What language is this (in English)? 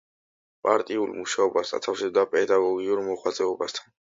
Georgian